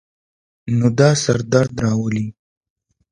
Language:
Pashto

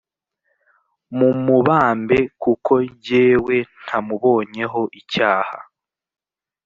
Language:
Kinyarwanda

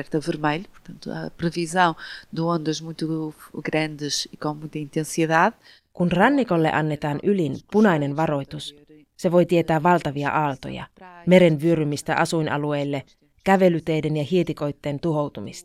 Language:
Finnish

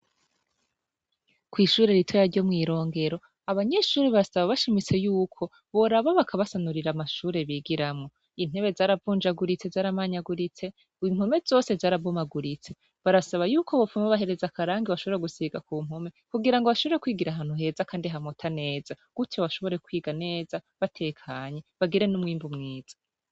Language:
Rundi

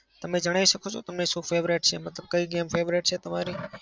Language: Gujarati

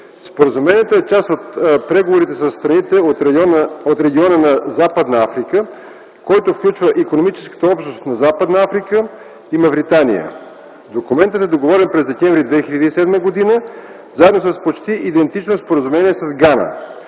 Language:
Bulgarian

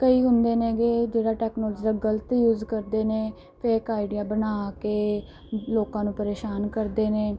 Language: Punjabi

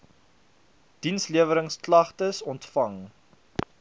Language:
Afrikaans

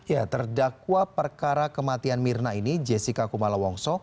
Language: Indonesian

